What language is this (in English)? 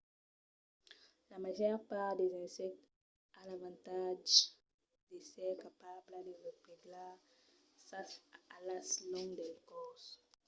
Occitan